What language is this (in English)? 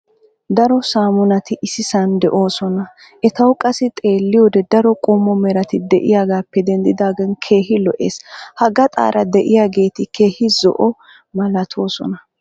Wolaytta